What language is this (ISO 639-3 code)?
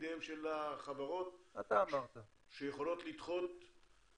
heb